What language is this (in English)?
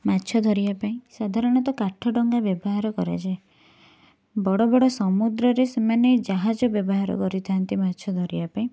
Odia